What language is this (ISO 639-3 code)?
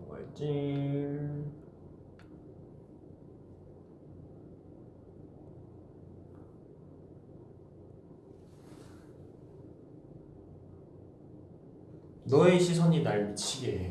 kor